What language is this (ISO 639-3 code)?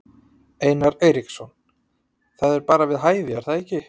isl